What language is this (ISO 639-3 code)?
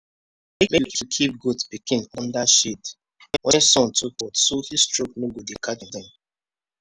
pcm